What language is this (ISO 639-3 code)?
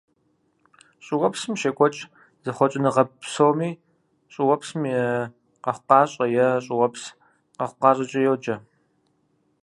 kbd